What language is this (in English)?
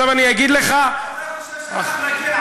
Hebrew